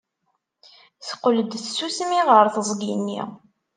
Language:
Kabyle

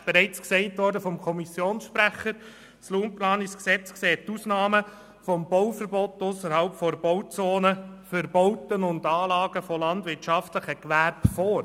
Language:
Swiss German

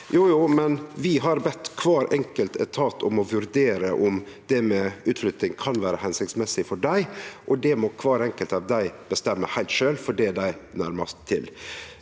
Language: Norwegian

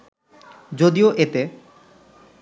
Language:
Bangla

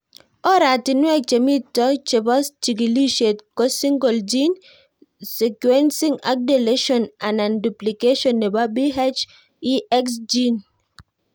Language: Kalenjin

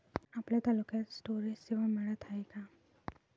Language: Marathi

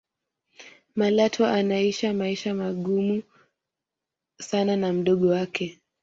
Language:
Swahili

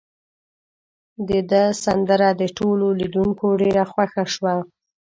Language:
Pashto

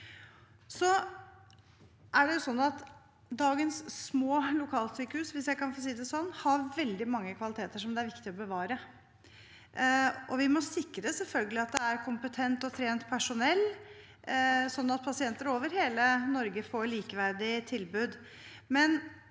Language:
Norwegian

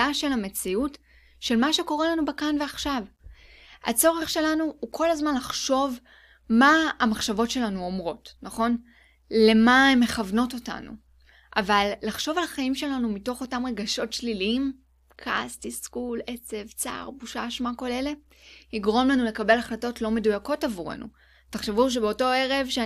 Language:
Hebrew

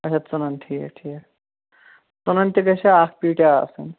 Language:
Kashmiri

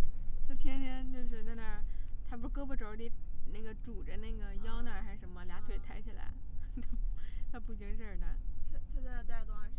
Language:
Chinese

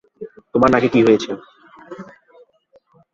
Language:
Bangla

